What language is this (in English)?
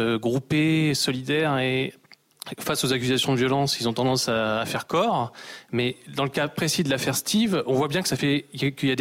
French